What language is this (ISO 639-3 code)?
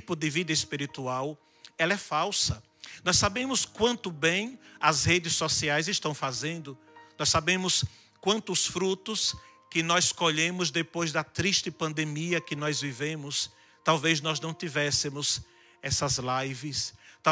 por